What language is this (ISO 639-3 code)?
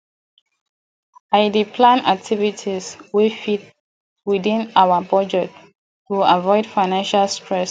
pcm